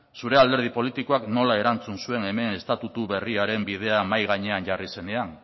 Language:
Basque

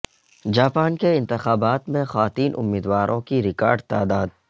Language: Urdu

